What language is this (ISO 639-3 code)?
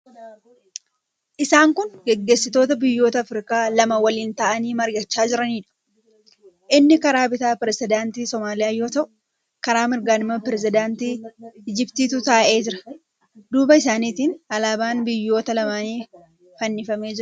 orm